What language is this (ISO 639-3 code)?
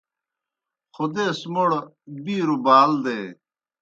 plk